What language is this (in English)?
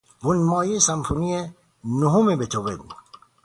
Persian